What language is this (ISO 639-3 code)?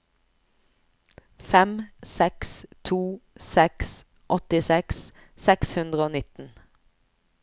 nor